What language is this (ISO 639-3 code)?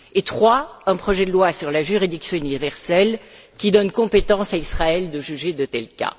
fra